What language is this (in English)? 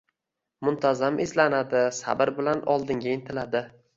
Uzbek